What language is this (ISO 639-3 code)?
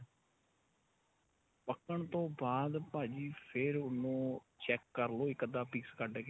pan